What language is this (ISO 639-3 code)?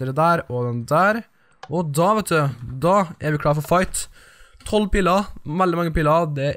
nor